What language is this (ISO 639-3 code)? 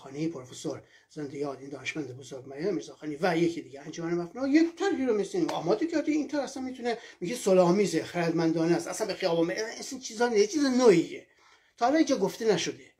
fas